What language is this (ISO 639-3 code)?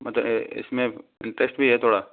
hin